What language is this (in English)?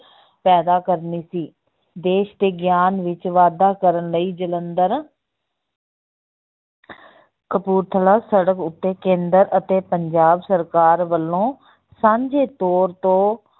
Punjabi